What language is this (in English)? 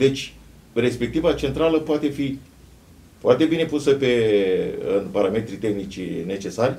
Romanian